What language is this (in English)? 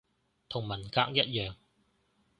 Cantonese